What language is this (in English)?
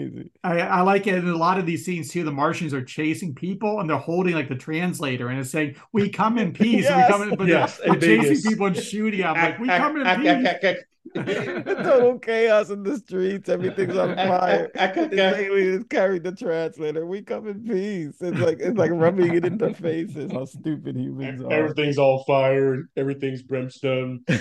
English